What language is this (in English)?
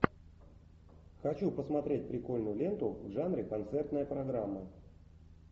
Russian